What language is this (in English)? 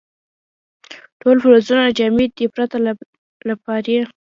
Pashto